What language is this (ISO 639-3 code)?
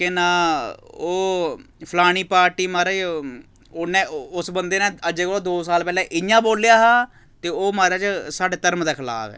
doi